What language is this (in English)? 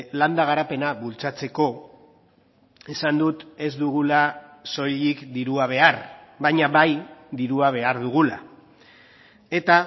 Basque